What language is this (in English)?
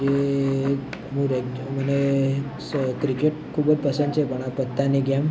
Gujarati